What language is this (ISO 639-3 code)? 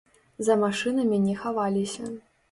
bel